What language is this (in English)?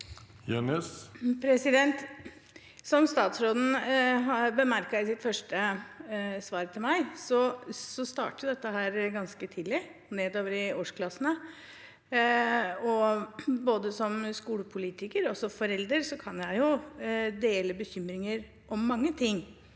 Norwegian